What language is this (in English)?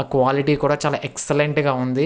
Telugu